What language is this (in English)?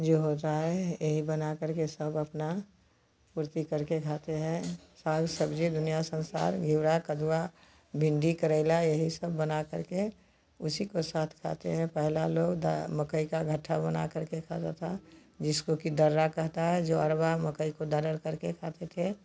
Hindi